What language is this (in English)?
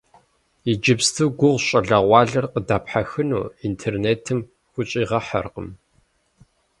Kabardian